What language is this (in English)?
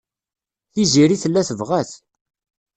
Kabyle